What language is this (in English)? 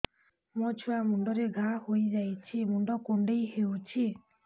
Odia